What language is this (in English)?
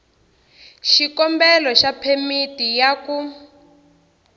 Tsonga